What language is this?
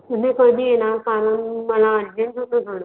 Marathi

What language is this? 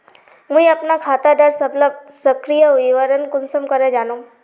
Magahi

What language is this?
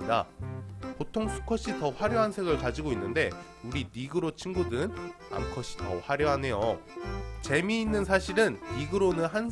Korean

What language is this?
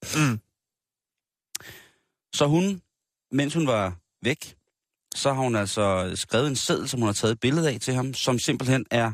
Danish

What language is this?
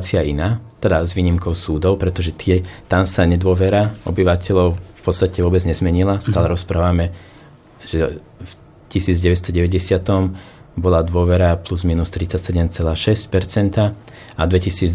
Slovak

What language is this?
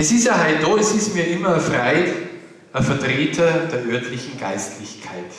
German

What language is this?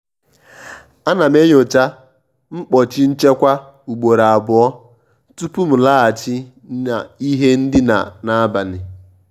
Igbo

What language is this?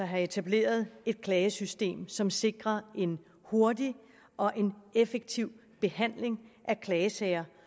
Danish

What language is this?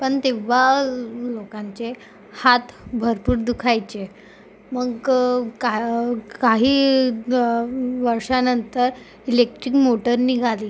Marathi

